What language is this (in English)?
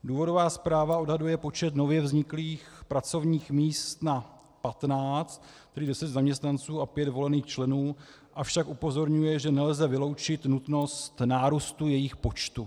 Czech